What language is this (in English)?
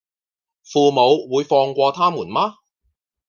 Cantonese